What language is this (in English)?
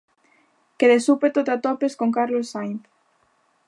Galician